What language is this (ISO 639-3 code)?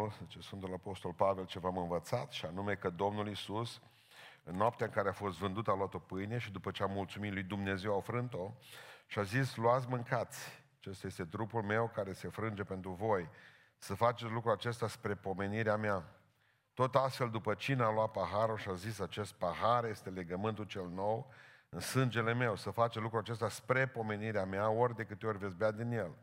ron